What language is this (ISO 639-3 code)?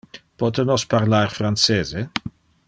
ina